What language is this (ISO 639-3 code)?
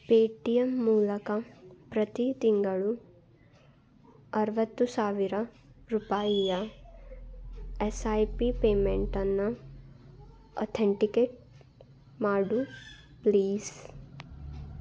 kan